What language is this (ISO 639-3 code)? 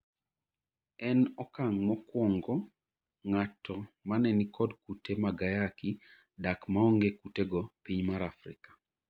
luo